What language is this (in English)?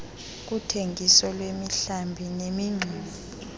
Xhosa